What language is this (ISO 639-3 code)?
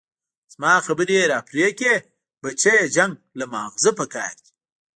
pus